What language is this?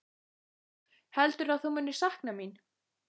Icelandic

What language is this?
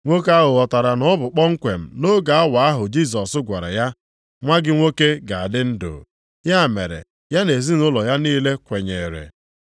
Igbo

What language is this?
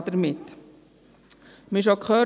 Swiss German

